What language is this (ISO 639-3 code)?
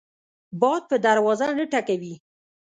pus